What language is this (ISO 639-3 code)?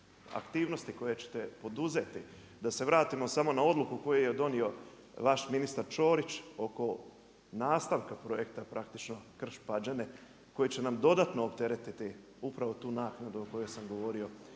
hrv